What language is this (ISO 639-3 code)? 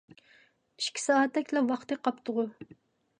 uig